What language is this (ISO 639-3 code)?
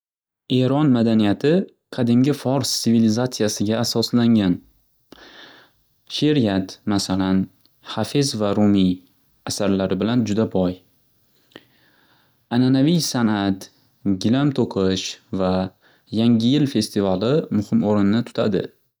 uzb